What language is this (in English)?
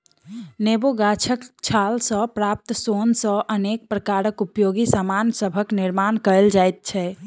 Maithili